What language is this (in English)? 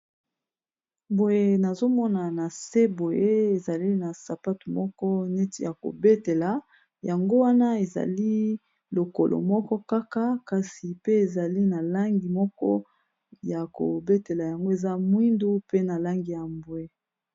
Lingala